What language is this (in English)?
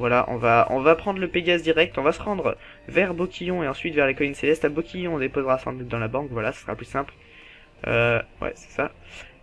French